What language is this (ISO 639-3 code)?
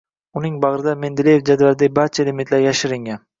uzb